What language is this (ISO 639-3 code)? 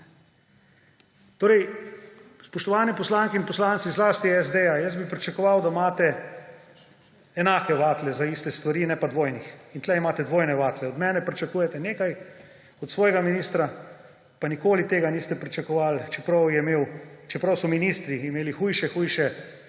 slv